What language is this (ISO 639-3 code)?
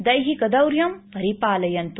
san